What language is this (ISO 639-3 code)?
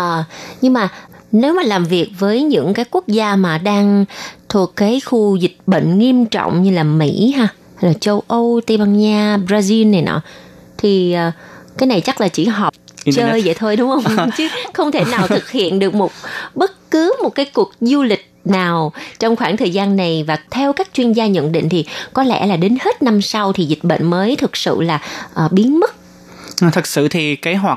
vie